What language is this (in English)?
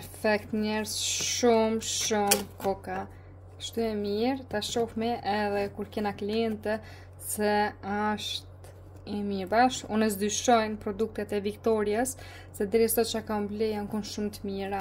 Romanian